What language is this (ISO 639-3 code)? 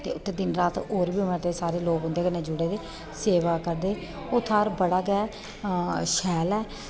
doi